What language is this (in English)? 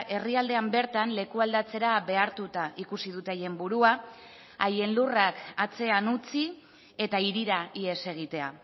Basque